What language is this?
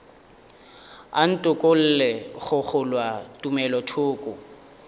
Northern Sotho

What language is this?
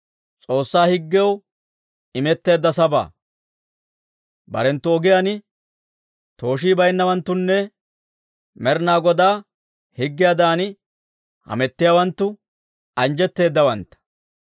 Dawro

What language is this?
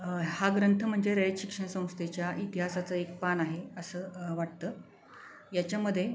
Marathi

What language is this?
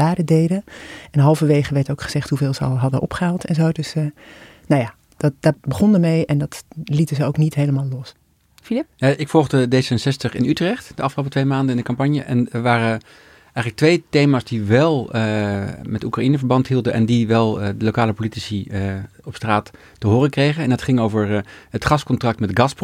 Dutch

